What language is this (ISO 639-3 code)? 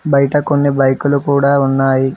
tel